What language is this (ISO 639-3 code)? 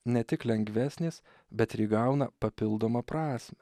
lit